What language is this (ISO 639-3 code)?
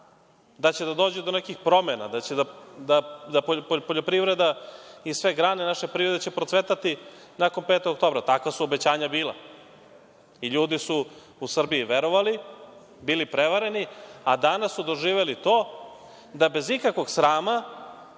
srp